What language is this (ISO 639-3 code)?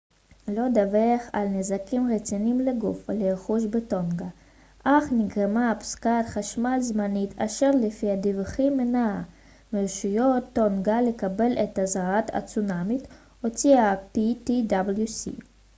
heb